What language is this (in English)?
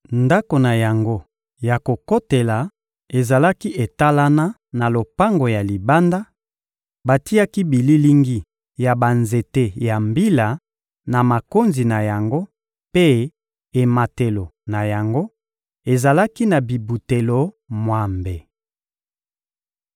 Lingala